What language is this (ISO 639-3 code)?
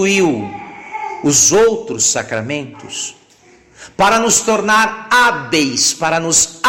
por